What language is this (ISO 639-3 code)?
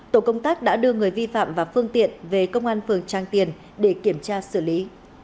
vie